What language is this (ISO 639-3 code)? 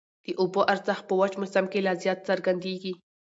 pus